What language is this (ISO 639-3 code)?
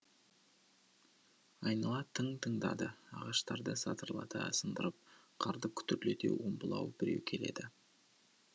kaz